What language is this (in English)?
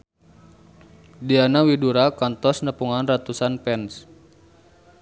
Sundanese